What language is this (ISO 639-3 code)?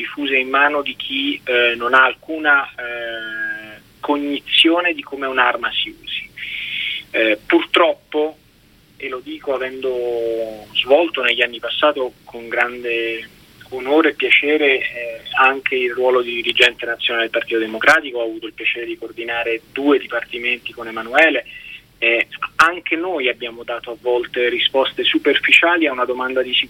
ita